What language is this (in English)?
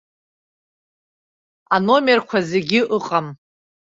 Abkhazian